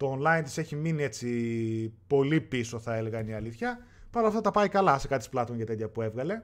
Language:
Greek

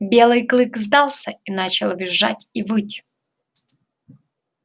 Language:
Russian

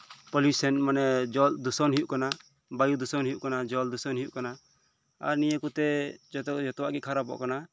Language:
Santali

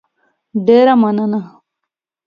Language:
Pashto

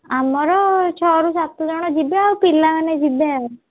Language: Odia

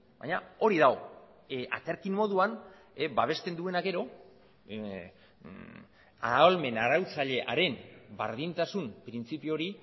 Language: Basque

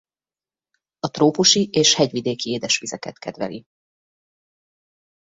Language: Hungarian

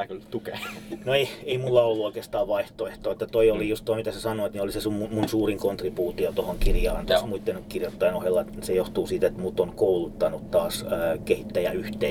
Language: Finnish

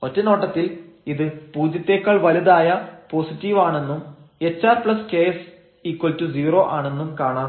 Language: Malayalam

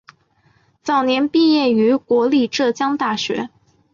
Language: Chinese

